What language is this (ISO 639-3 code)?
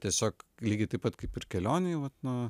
lit